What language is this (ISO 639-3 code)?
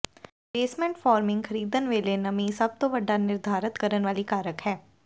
pan